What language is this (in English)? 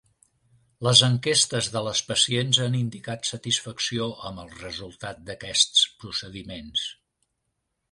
Catalan